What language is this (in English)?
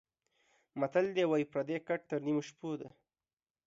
Pashto